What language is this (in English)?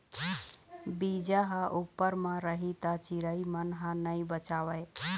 Chhattisgarhi